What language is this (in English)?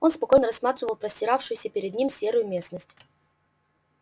Russian